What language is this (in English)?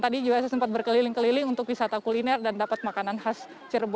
Indonesian